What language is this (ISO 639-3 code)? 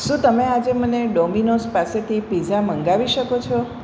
guj